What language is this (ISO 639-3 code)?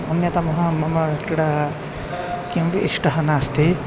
san